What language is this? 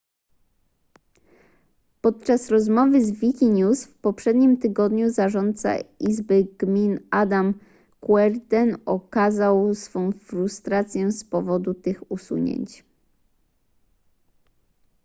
Polish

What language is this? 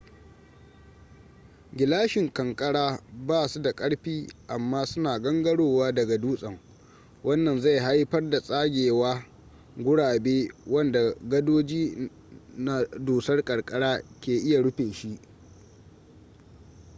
Hausa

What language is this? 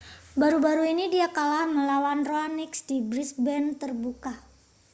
Indonesian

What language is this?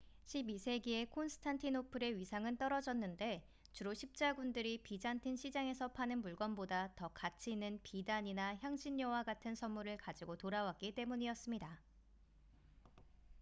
Korean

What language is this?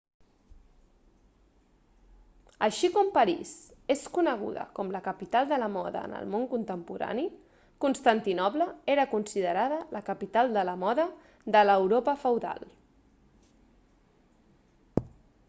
Catalan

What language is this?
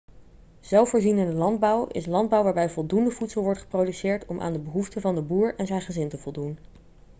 Dutch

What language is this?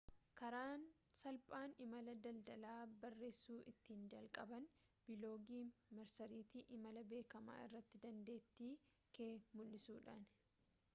Oromo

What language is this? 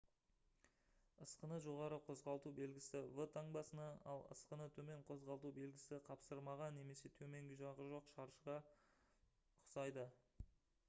Kazakh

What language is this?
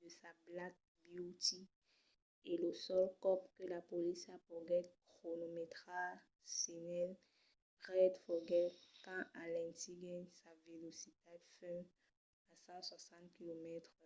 Occitan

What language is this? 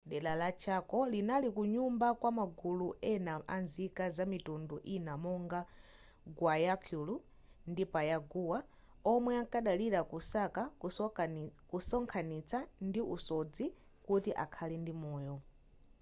Nyanja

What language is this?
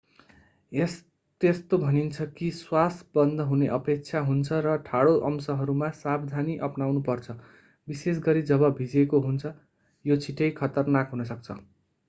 Nepali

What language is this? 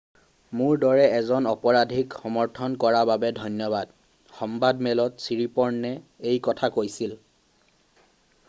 Assamese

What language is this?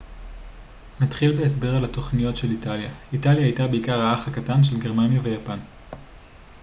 Hebrew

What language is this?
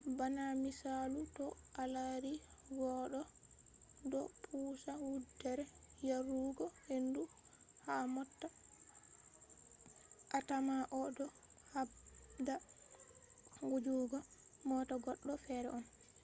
Fula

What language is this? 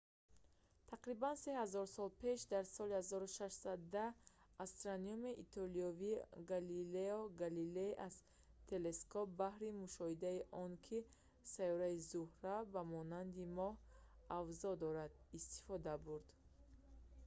Tajik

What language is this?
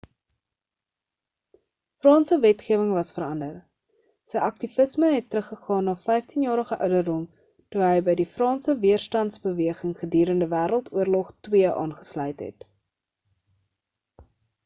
Afrikaans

